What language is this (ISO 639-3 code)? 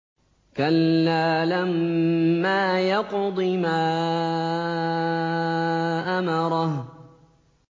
ara